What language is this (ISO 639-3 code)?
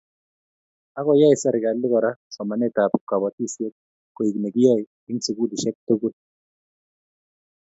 kln